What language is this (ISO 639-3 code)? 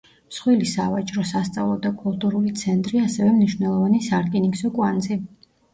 kat